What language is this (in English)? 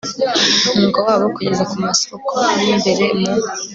Kinyarwanda